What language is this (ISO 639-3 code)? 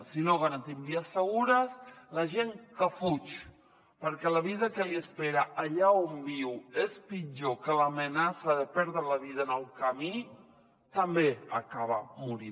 cat